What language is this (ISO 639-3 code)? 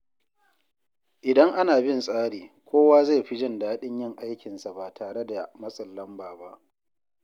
hau